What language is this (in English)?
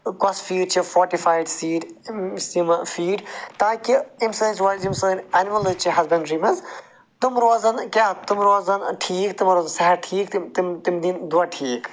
Kashmiri